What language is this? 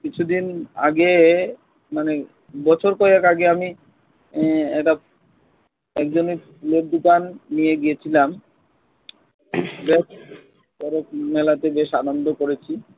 Bangla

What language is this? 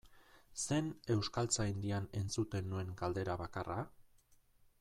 Basque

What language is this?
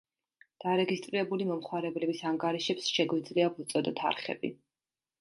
Georgian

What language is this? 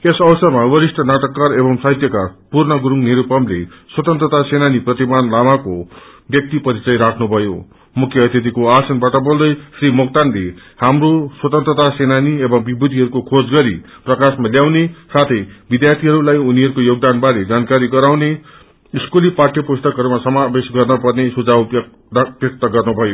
Nepali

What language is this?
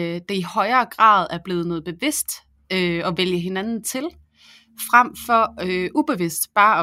Danish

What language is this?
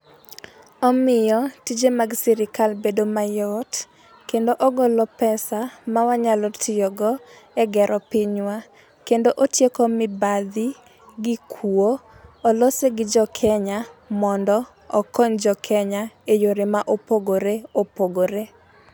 Luo (Kenya and Tanzania)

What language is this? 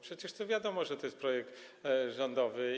Polish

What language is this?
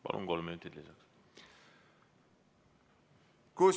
Estonian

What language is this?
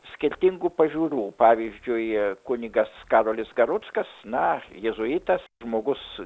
Lithuanian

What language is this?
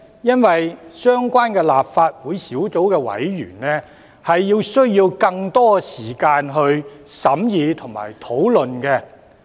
Cantonese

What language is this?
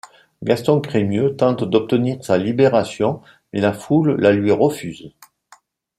French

